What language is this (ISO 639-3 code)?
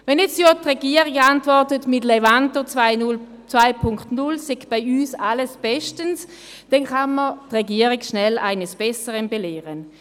gsw